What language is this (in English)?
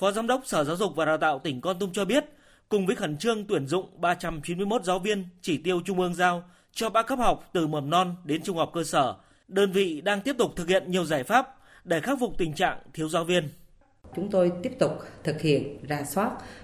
Vietnamese